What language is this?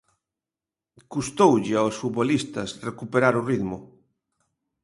Galician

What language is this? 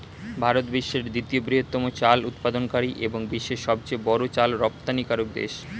Bangla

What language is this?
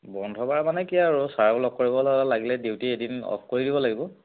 Assamese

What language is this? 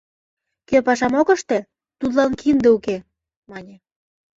Mari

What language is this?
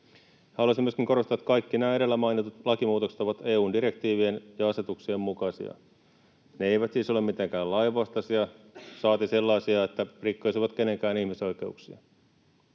Finnish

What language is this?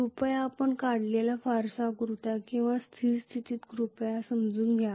Marathi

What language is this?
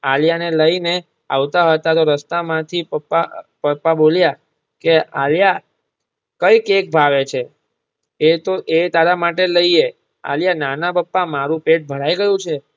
Gujarati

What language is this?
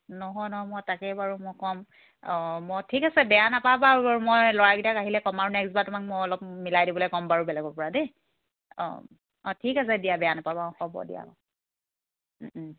Assamese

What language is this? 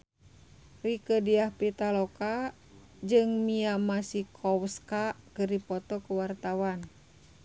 Sundanese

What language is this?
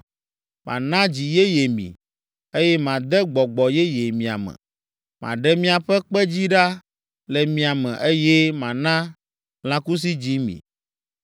Ewe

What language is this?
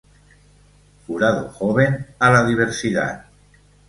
Spanish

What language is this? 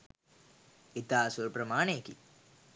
Sinhala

